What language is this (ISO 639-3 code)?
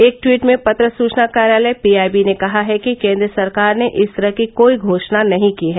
hin